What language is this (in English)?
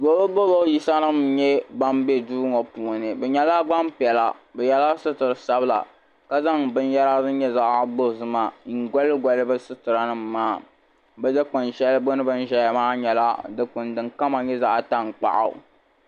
Dagbani